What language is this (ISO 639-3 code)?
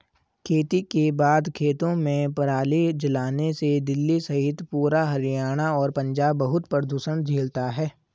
hin